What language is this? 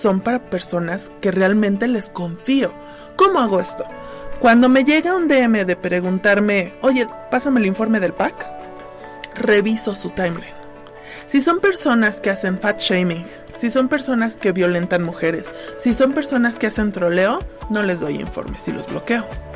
Spanish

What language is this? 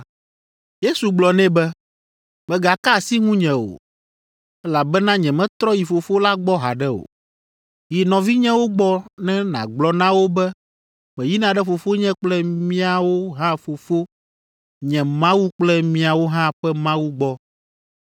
Ewe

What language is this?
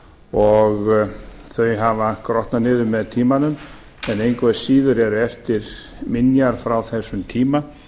Icelandic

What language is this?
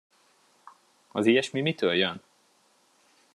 Hungarian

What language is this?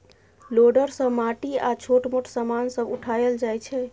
Maithili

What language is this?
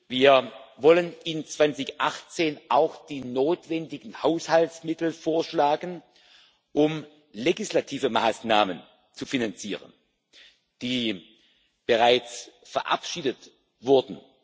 German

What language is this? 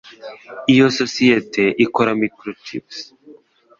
Kinyarwanda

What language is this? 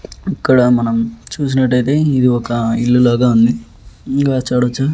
Telugu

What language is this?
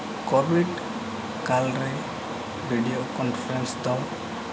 Santali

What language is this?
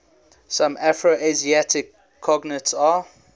English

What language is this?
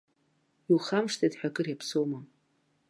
Abkhazian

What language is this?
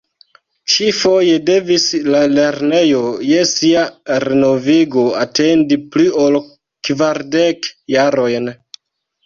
Esperanto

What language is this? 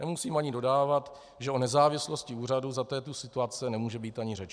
Czech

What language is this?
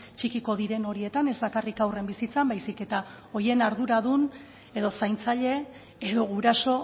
Basque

